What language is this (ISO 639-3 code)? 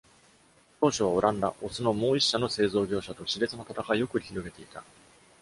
jpn